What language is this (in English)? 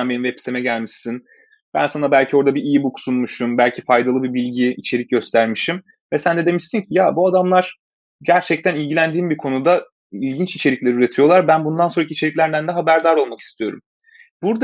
Turkish